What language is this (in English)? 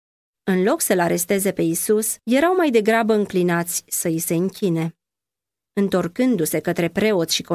Romanian